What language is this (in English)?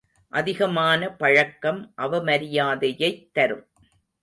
Tamil